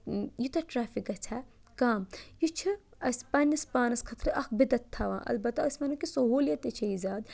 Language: Kashmiri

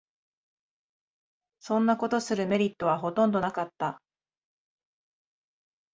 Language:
Japanese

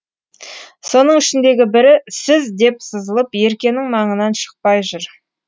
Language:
Kazakh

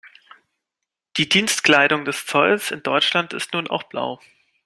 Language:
German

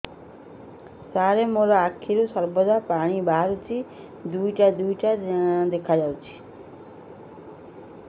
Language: Odia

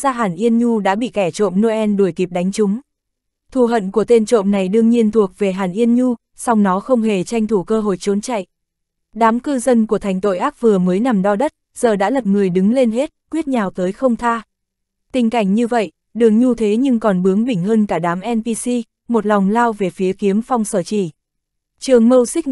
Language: Vietnamese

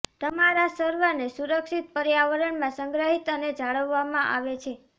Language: Gujarati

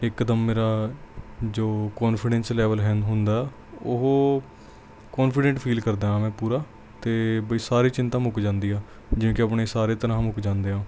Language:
Punjabi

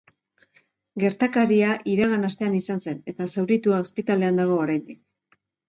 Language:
Basque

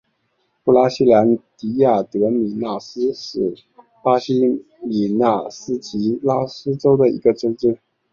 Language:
Chinese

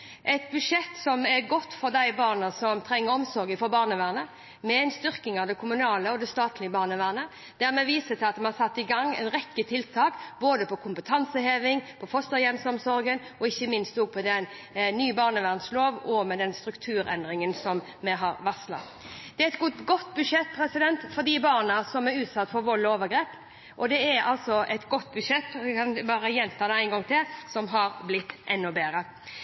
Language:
Norwegian Bokmål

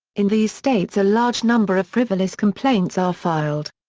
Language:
English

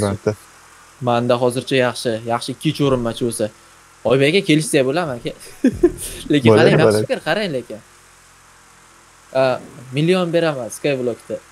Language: Turkish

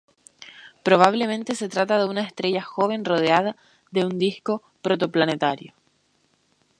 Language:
Spanish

